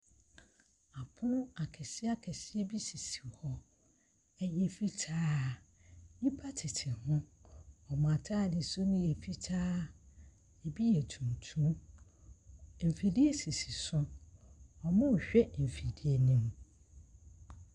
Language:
Akan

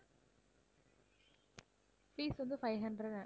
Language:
Tamil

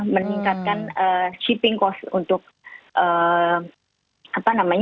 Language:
Indonesian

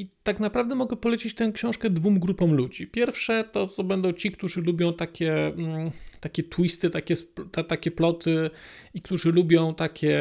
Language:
Polish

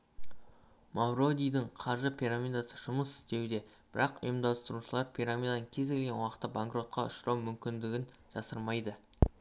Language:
Kazakh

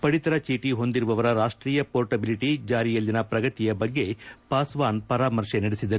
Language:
Kannada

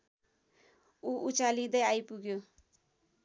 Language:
Nepali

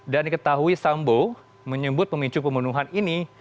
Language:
Indonesian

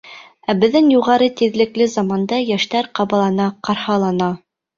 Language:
Bashkir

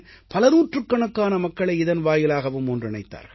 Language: Tamil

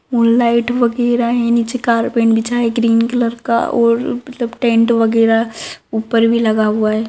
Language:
Magahi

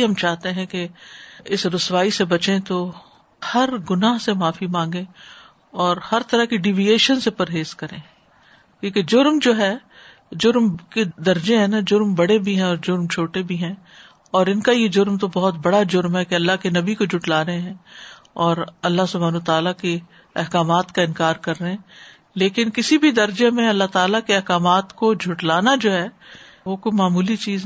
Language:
Urdu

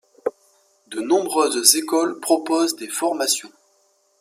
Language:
French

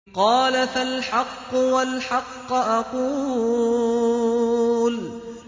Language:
Arabic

